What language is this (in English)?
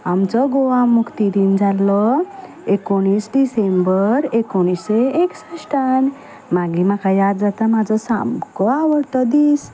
Konkani